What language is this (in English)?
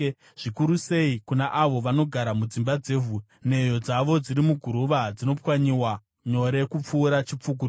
Shona